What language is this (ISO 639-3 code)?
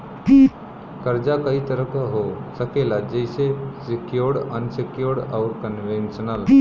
bho